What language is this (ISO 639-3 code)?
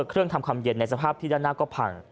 tha